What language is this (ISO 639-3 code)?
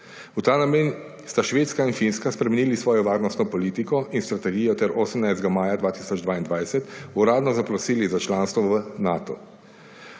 slv